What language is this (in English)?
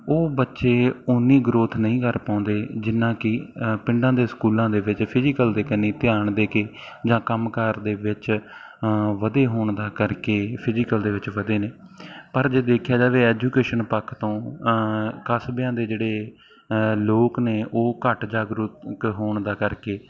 Punjabi